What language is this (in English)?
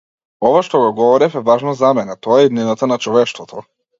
Macedonian